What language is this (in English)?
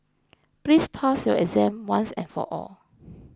English